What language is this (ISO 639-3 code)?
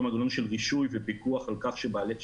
heb